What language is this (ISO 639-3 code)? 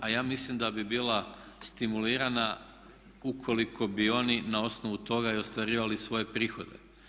hrv